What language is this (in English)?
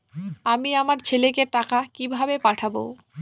Bangla